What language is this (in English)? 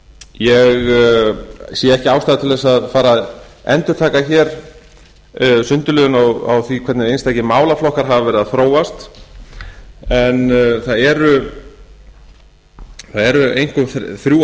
Icelandic